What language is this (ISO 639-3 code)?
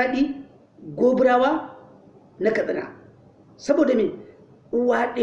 hau